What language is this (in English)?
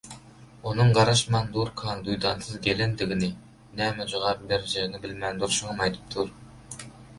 Turkmen